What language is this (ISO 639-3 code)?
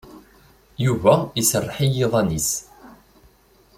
kab